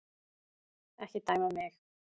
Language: Icelandic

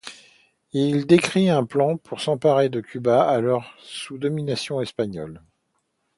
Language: French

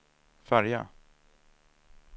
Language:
Swedish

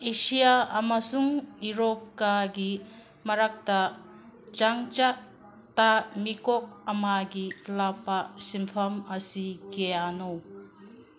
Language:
Manipuri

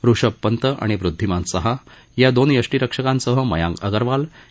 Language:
Marathi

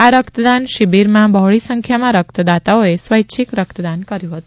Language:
Gujarati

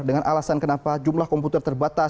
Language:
Indonesian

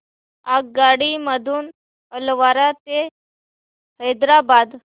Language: Marathi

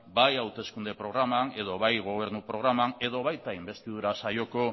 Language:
Basque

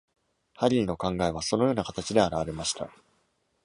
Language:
Japanese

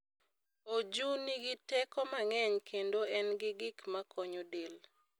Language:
Luo (Kenya and Tanzania)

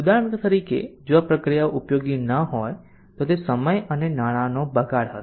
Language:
Gujarati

